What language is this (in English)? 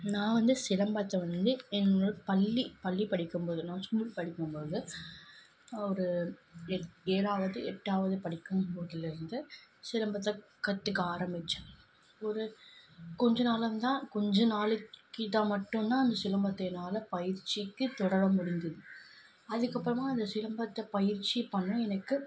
Tamil